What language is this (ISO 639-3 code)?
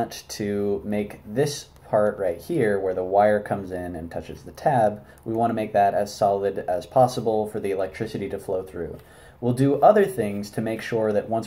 eng